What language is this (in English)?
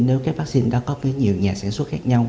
Vietnamese